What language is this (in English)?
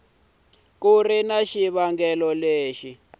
Tsonga